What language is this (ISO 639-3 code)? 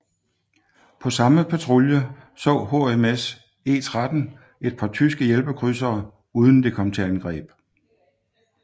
dan